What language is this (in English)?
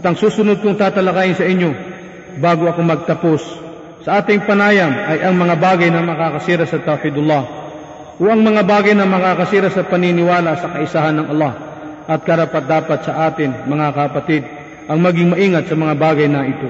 Filipino